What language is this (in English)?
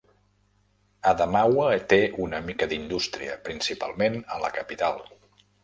Catalan